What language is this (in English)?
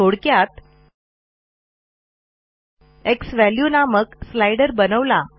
Marathi